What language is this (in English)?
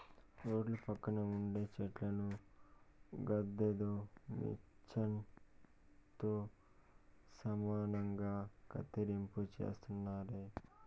Telugu